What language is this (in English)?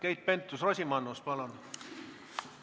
Estonian